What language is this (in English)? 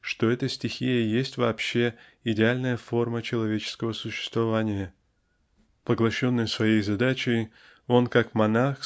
Russian